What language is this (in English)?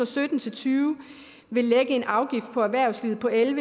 Danish